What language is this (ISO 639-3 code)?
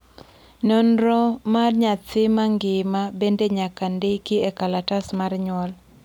luo